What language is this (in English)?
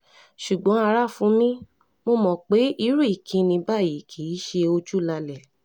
Yoruba